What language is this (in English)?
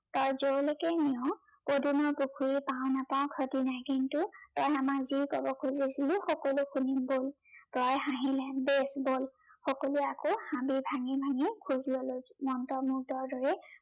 Assamese